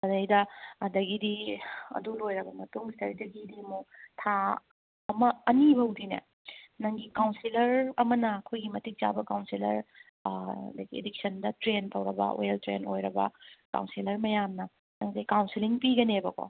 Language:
Manipuri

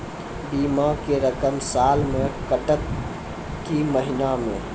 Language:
Maithili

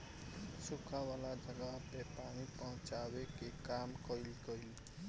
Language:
Bhojpuri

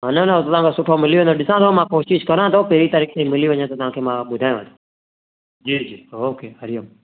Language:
Sindhi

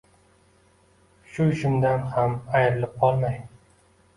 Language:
Uzbek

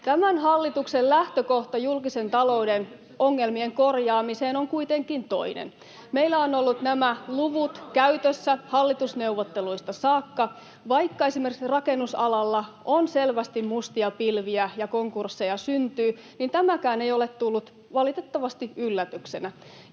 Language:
Finnish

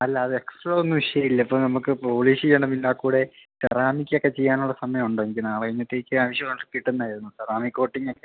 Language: Malayalam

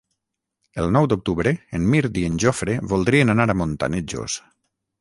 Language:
Catalan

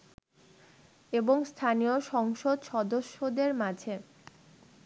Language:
Bangla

